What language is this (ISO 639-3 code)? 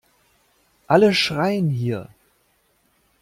deu